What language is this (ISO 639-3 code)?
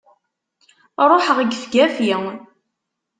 kab